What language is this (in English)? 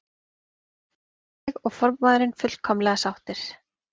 Icelandic